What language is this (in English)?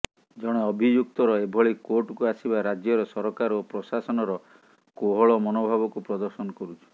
Odia